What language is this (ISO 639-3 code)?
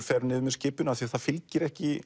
isl